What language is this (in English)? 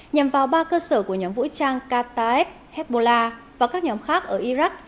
Vietnamese